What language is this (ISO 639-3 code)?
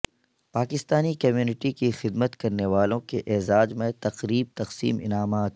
urd